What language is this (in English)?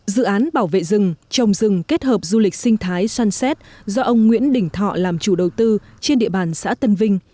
Vietnamese